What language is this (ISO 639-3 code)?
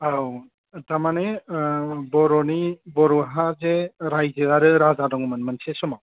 brx